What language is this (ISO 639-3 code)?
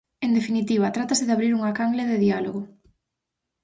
glg